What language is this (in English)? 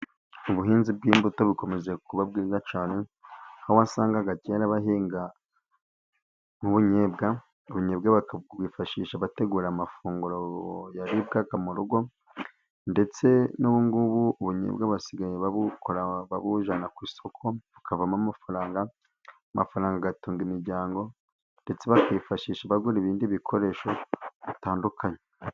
Kinyarwanda